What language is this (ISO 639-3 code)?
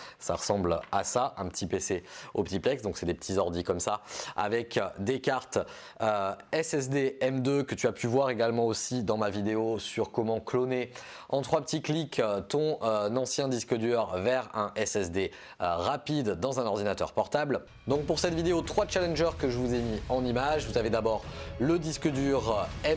fra